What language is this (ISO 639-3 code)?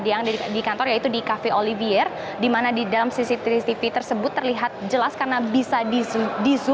ind